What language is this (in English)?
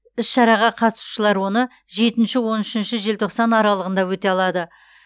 Kazakh